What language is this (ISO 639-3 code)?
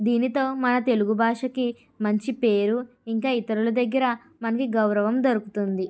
tel